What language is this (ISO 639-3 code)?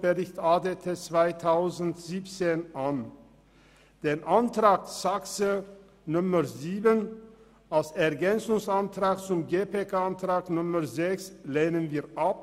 gsw